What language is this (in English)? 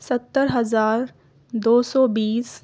Urdu